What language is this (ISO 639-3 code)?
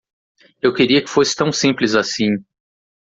por